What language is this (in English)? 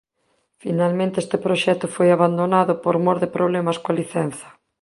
Galician